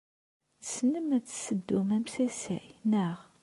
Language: Kabyle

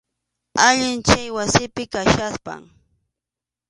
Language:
Arequipa-La Unión Quechua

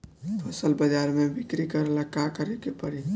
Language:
Bhojpuri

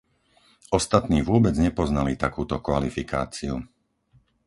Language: Slovak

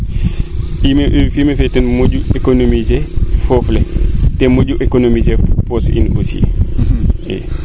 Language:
Serer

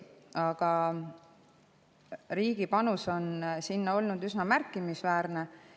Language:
Estonian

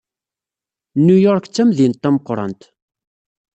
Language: Kabyle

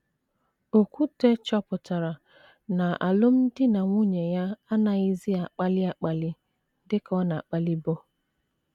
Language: Igbo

